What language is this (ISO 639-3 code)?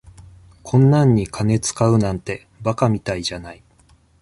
jpn